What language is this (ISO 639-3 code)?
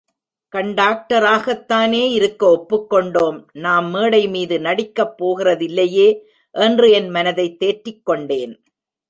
tam